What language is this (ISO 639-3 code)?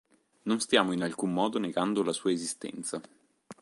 ita